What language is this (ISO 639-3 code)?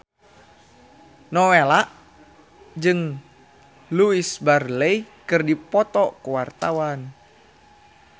sun